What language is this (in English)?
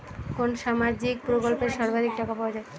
Bangla